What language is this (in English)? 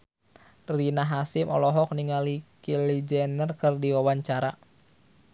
Sundanese